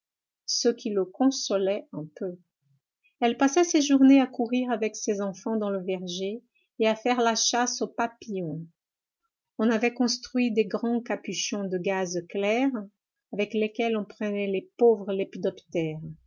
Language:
French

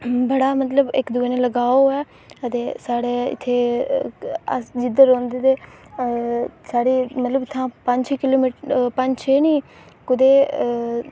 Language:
Dogri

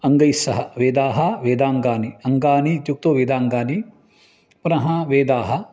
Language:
Sanskrit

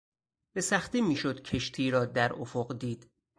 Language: Persian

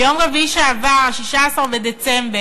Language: Hebrew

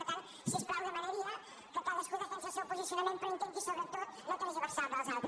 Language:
Catalan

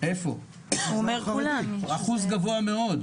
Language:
Hebrew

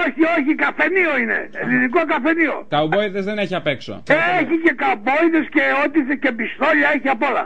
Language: Greek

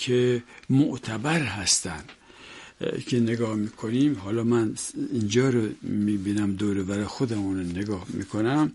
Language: Persian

